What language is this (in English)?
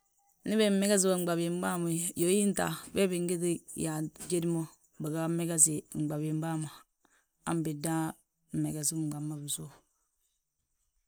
Balanta-Ganja